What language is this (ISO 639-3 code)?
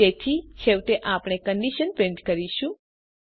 guj